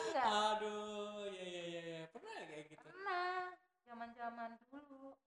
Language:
Indonesian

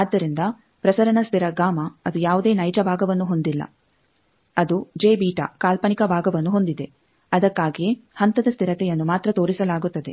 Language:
Kannada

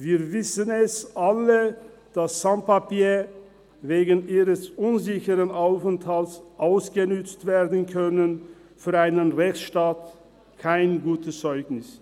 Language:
Swiss German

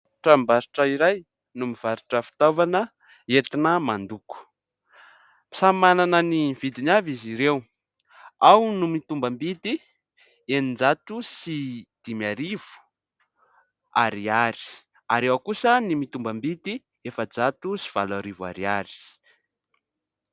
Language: Malagasy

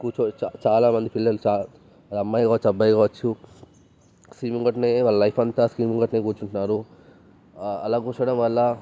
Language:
Telugu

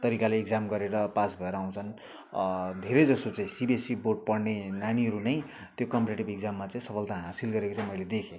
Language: Nepali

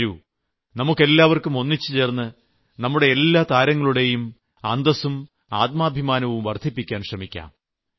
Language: Malayalam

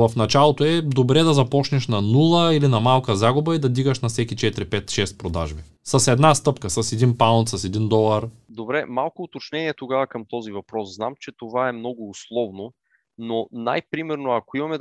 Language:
Bulgarian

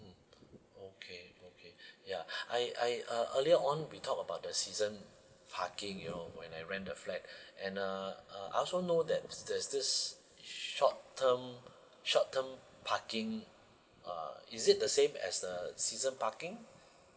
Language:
English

